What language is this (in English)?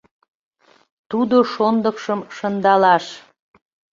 Mari